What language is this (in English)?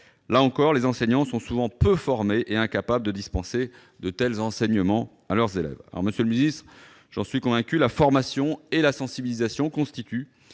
French